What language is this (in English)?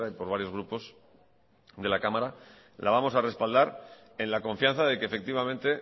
Spanish